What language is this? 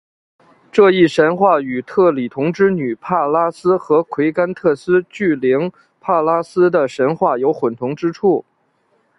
Chinese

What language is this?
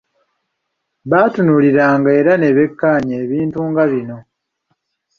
Ganda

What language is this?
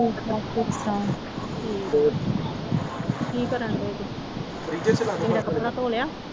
Punjabi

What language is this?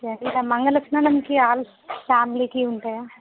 Telugu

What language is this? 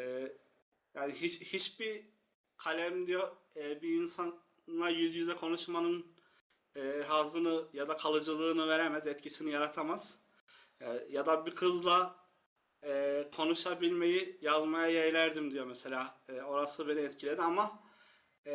Turkish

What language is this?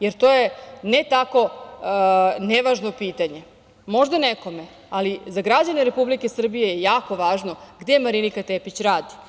Serbian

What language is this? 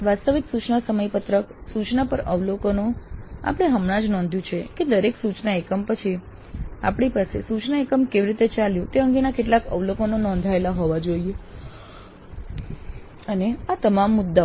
Gujarati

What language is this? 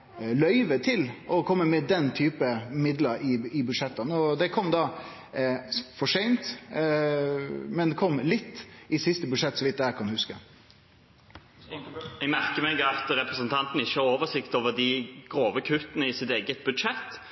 Norwegian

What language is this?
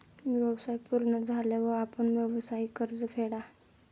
Marathi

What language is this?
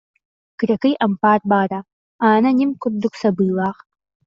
Yakut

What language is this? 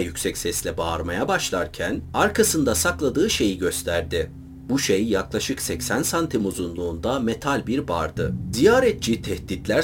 Turkish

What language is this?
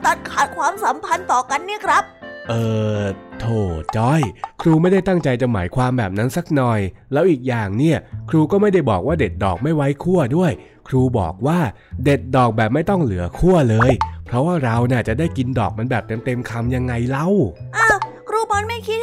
Thai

